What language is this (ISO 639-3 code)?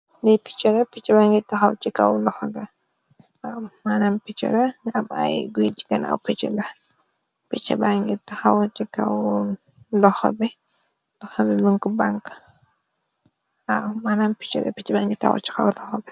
wol